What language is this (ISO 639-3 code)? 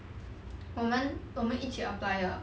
eng